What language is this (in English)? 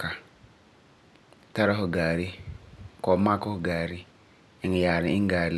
Frafra